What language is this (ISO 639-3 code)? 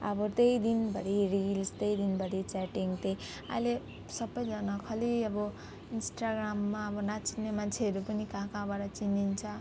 nep